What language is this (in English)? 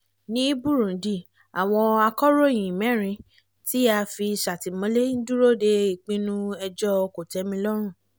Yoruba